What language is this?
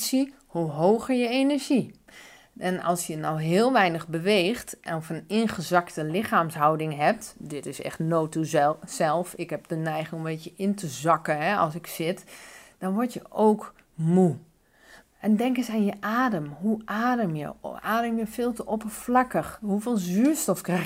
Dutch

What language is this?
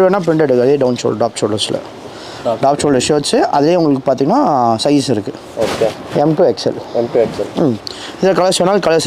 Tamil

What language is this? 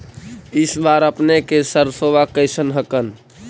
Magahi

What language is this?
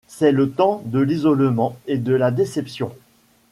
French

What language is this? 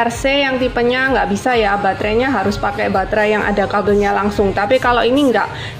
Indonesian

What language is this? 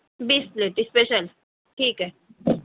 Urdu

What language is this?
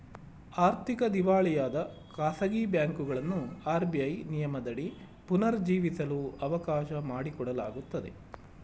Kannada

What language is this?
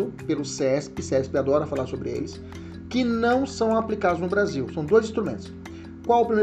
Portuguese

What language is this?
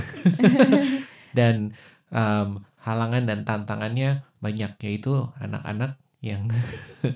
Indonesian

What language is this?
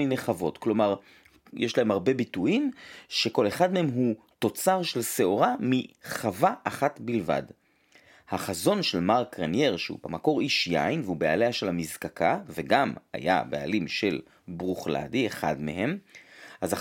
Hebrew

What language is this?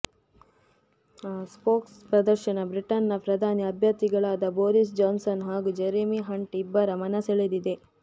Kannada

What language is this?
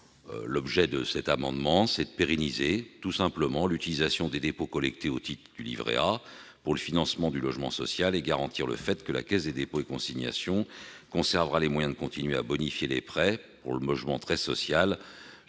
French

